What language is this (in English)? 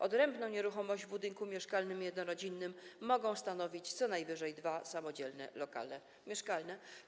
Polish